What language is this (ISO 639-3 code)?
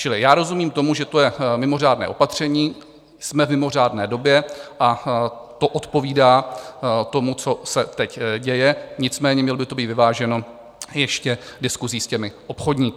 ces